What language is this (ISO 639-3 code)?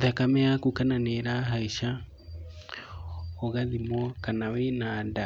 kik